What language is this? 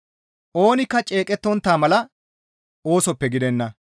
Gamo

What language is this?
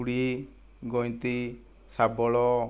Odia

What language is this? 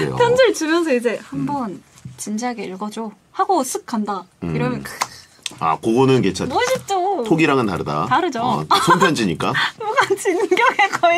Korean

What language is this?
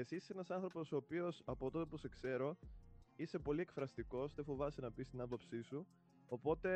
Greek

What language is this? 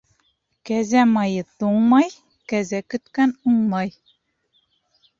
Bashkir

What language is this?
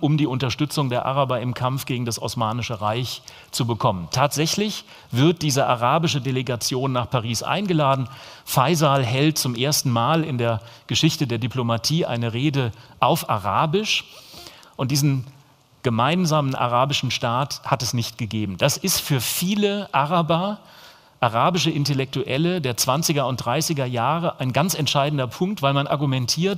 German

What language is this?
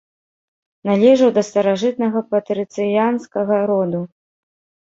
Belarusian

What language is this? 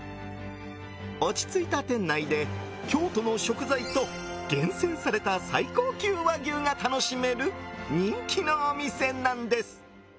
Japanese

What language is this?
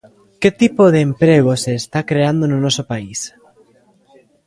Galician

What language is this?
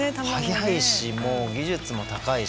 Japanese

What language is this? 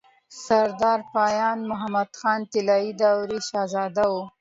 Pashto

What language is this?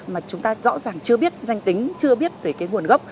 Vietnamese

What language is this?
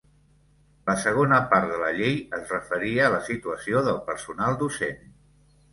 Catalan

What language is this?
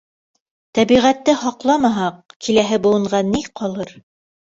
Bashkir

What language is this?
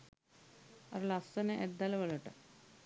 Sinhala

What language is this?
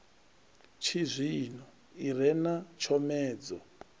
Venda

